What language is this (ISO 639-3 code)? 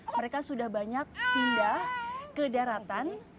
ind